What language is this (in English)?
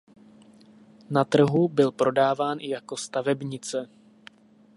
Czech